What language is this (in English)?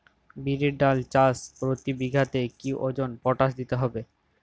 Bangla